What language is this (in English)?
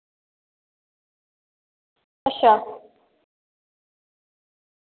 Dogri